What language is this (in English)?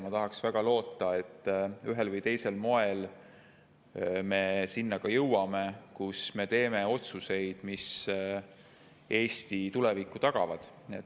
Estonian